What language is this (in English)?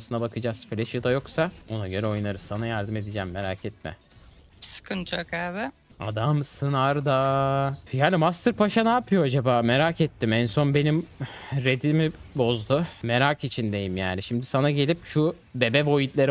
Turkish